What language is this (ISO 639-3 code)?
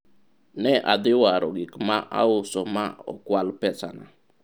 luo